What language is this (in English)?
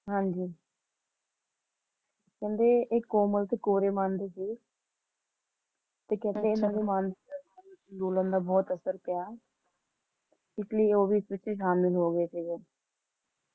Punjabi